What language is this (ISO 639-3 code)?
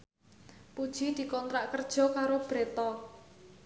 jav